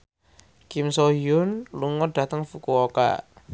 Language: Javanese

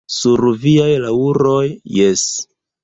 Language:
Esperanto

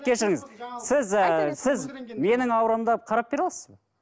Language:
Kazakh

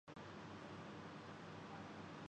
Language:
Urdu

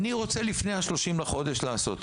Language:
Hebrew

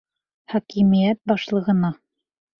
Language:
Bashkir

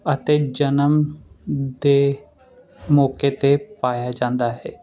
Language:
Punjabi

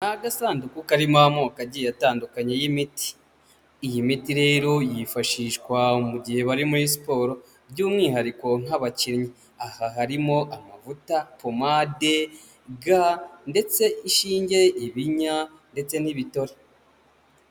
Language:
Kinyarwanda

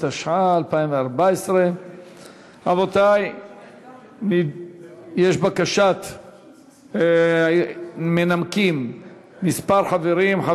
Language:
Hebrew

